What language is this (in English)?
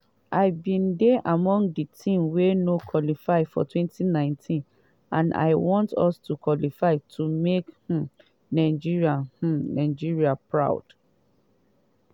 Nigerian Pidgin